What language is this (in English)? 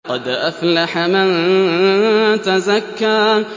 Arabic